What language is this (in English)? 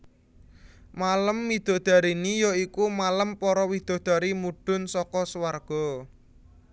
Javanese